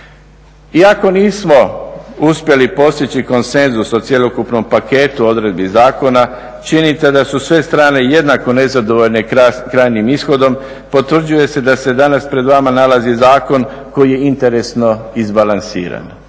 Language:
Croatian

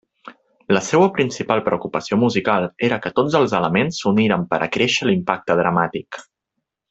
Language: Catalan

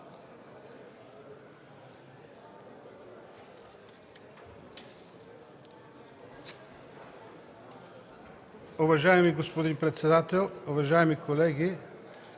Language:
Bulgarian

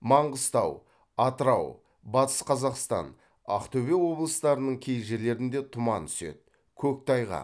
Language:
Kazakh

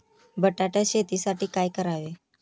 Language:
Marathi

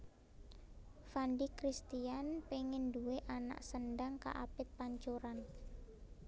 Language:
Javanese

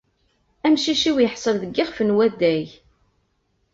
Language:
Kabyle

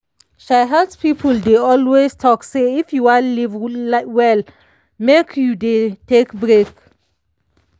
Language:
Nigerian Pidgin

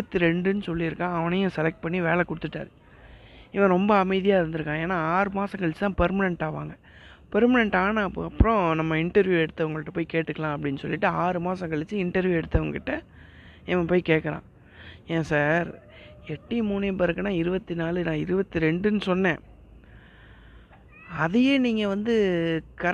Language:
Tamil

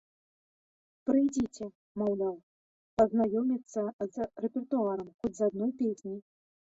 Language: Belarusian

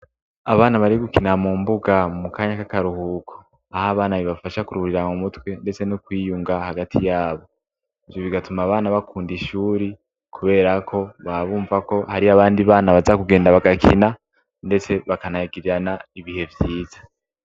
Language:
Rundi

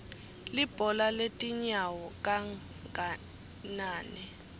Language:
Swati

